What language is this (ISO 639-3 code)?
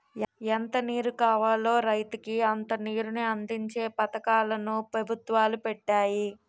tel